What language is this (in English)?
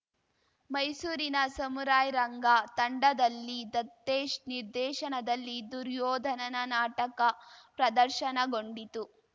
Kannada